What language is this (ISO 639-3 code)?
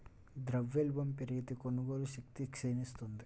tel